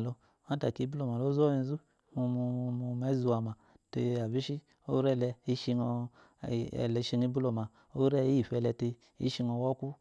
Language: Eloyi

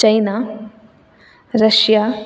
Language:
Sanskrit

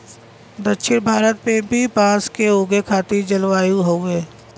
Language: Bhojpuri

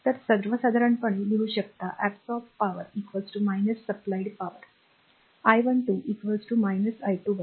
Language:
Marathi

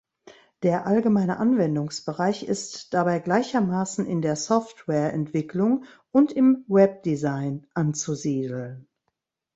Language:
German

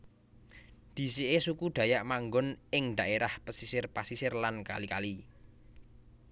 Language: Javanese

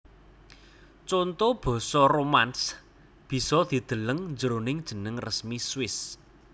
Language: Javanese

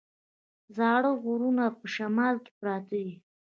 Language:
Pashto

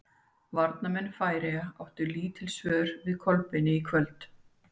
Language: Icelandic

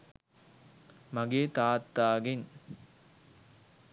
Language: Sinhala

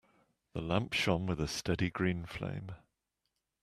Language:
English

